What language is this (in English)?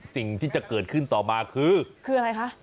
Thai